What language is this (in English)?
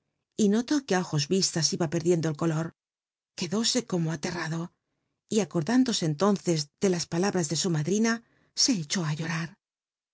Spanish